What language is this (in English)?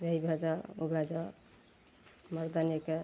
Maithili